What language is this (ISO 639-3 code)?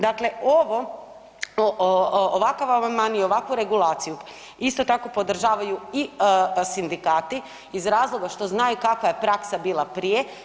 hrv